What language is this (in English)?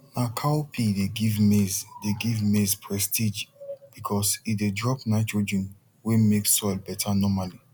Nigerian Pidgin